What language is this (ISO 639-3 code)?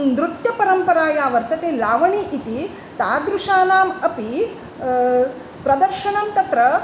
san